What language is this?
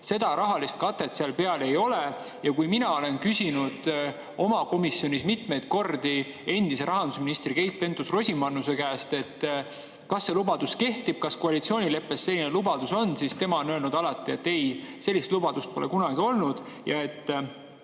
Estonian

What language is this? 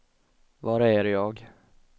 Swedish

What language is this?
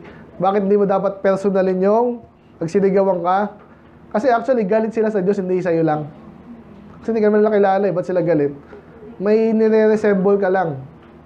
Filipino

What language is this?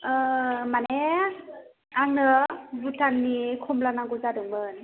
Bodo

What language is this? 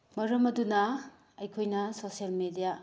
Manipuri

